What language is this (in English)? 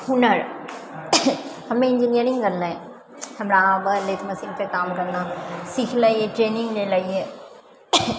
Maithili